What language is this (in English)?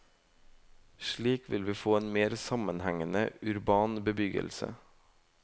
Norwegian